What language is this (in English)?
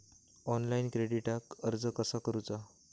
Marathi